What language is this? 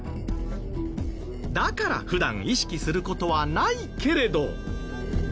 Japanese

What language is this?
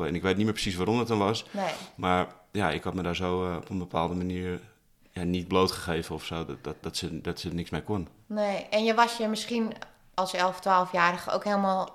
Dutch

